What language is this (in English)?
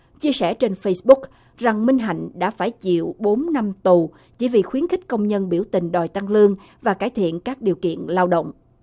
Vietnamese